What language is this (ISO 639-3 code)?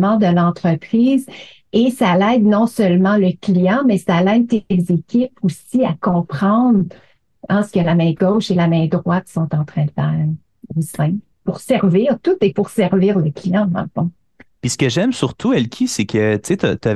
fra